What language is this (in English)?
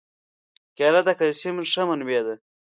Pashto